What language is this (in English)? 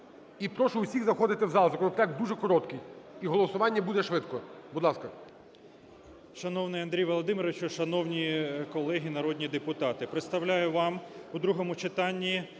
Ukrainian